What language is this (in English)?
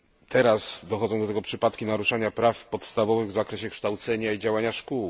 Polish